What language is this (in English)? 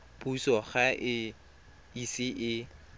Tswana